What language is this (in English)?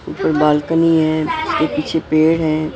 Hindi